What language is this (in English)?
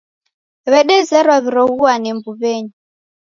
Taita